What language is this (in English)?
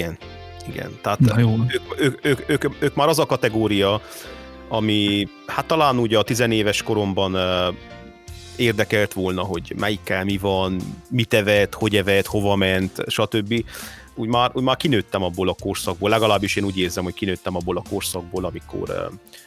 Hungarian